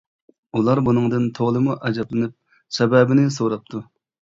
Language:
Uyghur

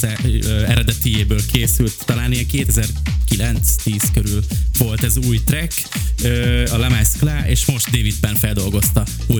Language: Hungarian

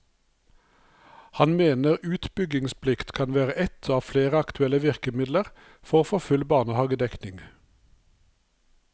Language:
Norwegian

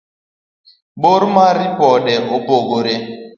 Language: Luo (Kenya and Tanzania)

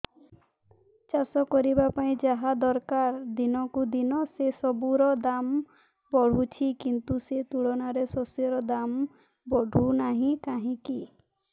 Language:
Odia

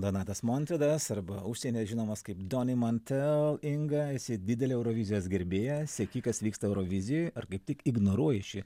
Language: Lithuanian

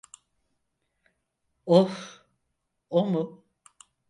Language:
Turkish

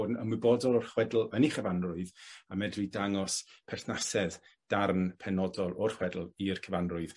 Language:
Welsh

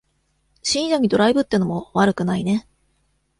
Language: Japanese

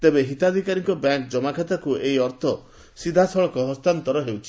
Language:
Odia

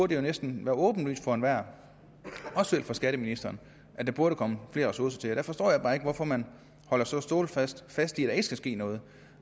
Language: Danish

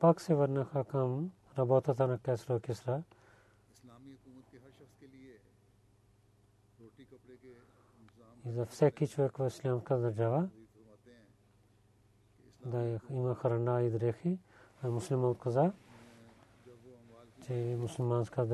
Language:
Bulgarian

